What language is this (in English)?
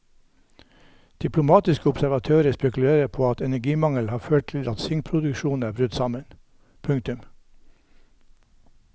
Norwegian